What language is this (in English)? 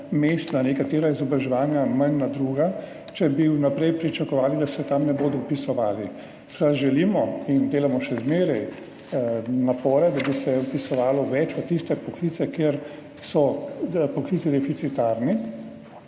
Slovenian